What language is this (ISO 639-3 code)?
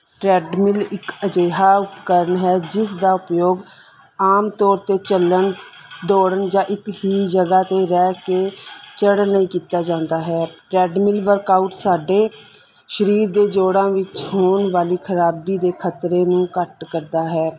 pan